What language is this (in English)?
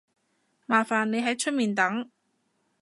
Cantonese